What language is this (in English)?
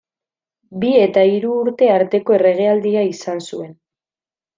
Basque